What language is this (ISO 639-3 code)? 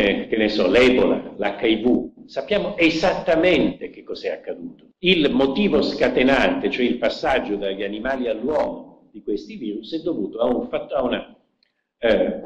ita